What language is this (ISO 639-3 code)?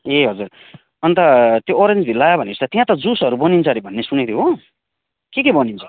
nep